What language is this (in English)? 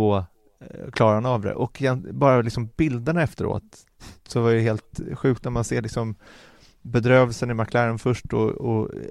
Swedish